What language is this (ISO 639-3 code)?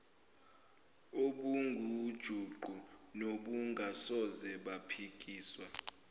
zul